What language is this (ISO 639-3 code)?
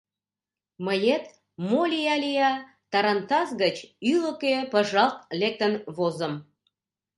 chm